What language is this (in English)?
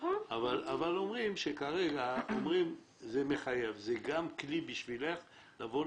Hebrew